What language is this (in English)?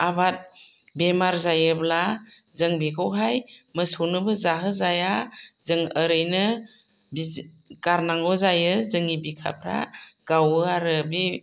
Bodo